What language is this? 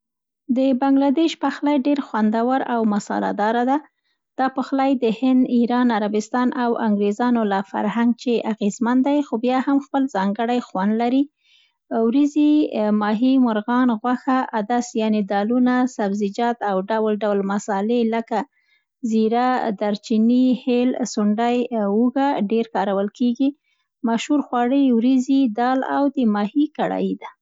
Central Pashto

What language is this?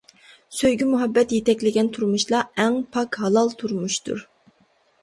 Uyghur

